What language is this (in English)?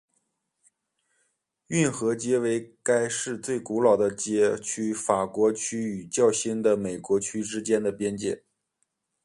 Chinese